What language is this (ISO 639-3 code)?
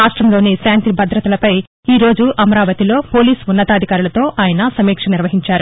tel